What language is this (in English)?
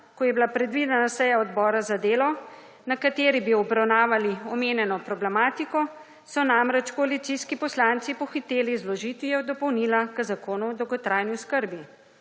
Slovenian